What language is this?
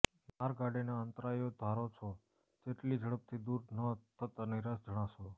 Gujarati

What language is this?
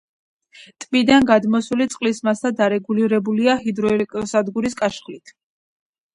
Georgian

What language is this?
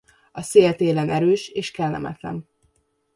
Hungarian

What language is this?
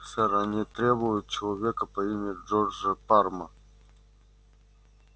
Russian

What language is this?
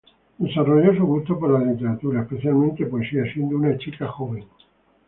Spanish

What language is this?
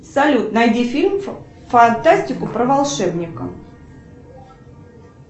Russian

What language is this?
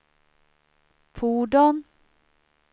Swedish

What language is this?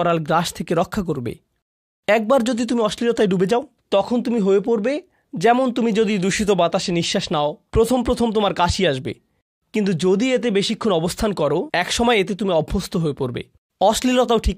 Bangla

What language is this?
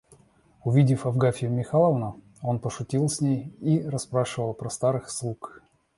Russian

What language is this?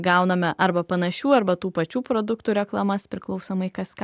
Lithuanian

